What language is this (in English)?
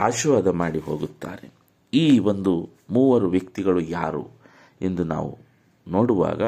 Kannada